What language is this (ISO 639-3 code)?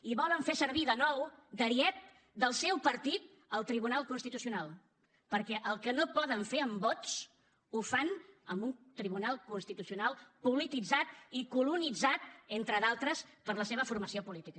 cat